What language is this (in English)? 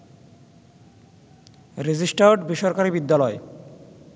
Bangla